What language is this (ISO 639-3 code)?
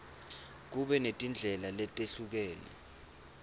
ssw